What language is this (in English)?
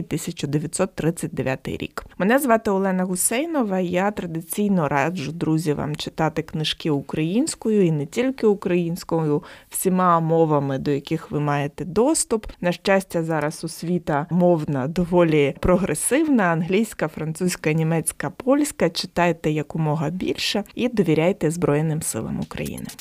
Ukrainian